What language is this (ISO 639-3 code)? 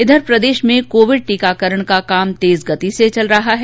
hin